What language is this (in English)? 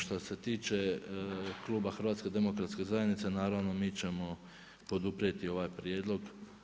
Croatian